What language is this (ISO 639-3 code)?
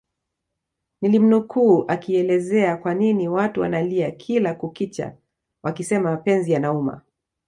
swa